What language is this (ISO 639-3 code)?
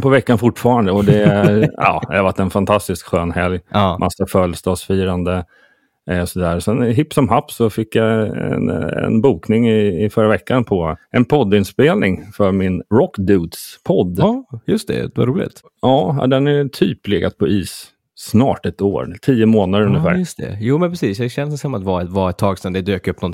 swe